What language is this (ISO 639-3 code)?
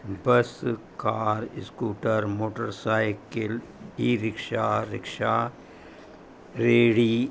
snd